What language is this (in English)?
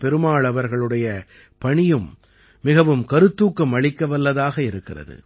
Tamil